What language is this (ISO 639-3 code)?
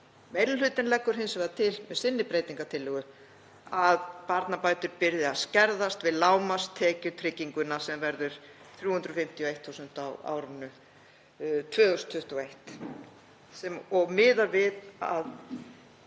isl